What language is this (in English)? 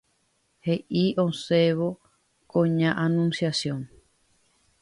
Guarani